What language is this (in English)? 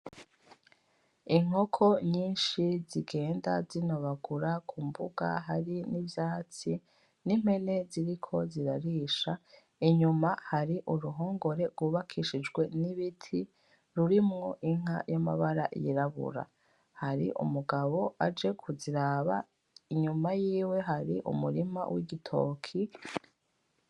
Rundi